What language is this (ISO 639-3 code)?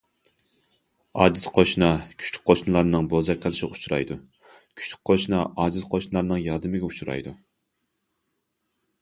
uig